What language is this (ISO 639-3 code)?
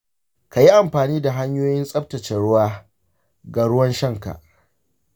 hau